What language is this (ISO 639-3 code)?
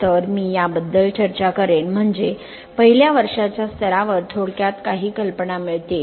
mar